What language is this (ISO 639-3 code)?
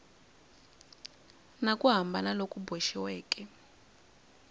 tso